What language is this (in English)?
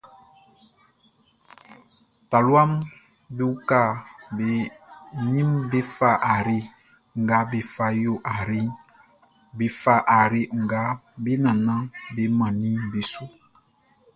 Baoulé